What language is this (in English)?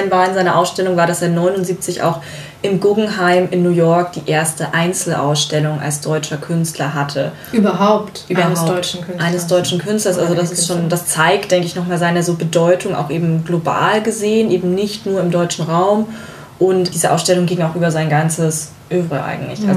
German